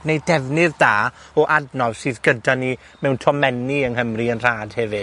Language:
Welsh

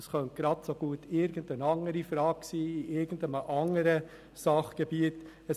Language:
Swiss German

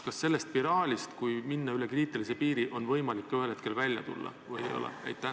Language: Estonian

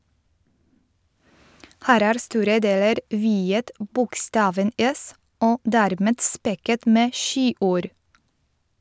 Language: Norwegian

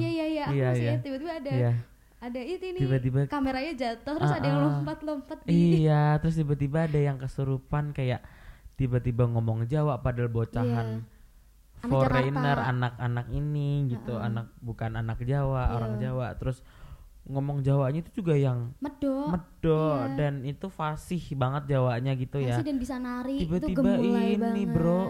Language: Indonesian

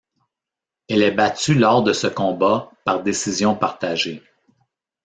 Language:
French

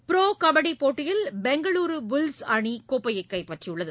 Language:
Tamil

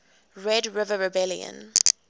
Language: English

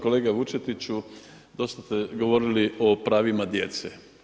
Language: Croatian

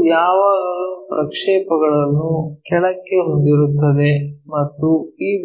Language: Kannada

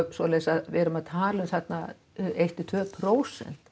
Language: Icelandic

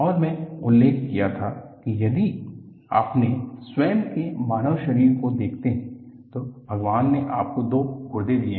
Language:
Hindi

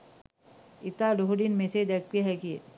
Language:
Sinhala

